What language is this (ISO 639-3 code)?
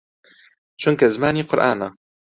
ckb